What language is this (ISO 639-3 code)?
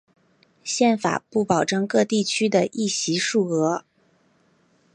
zho